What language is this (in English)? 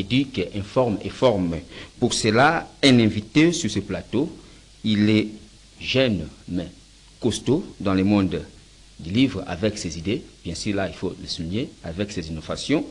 French